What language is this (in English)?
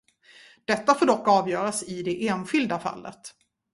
Swedish